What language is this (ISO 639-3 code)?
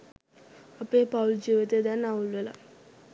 sin